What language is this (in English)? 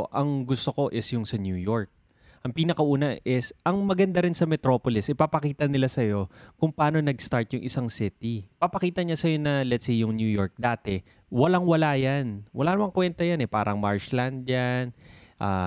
Filipino